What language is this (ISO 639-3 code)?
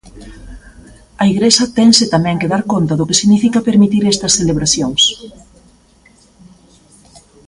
glg